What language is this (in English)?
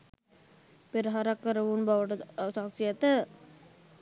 Sinhala